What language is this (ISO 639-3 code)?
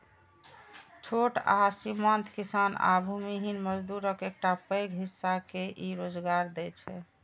mai